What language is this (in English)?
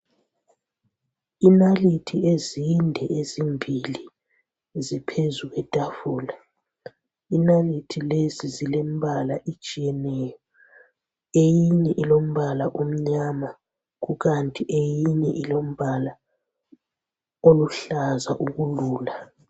North Ndebele